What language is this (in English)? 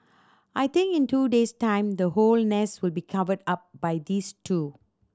English